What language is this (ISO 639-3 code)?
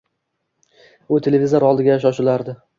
uzb